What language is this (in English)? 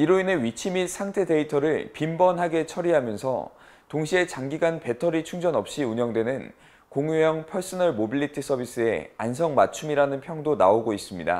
Korean